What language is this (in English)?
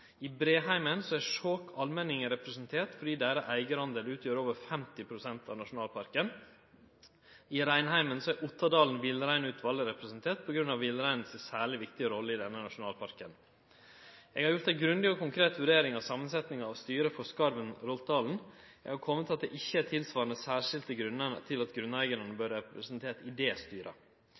Norwegian Nynorsk